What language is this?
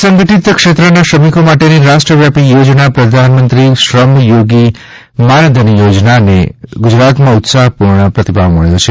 Gujarati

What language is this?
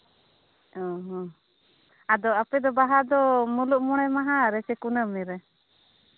Santali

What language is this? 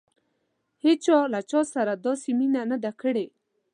Pashto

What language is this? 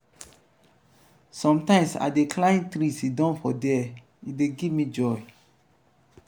Nigerian Pidgin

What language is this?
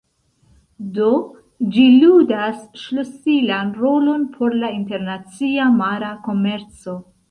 Esperanto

